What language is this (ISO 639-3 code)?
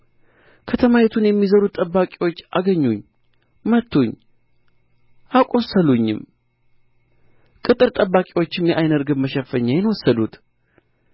amh